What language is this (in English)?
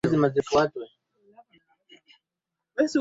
Swahili